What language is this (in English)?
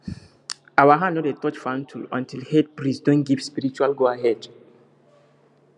Nigerian Pidgin